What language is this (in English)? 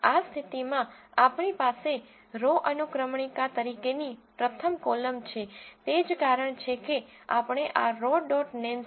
Gujarati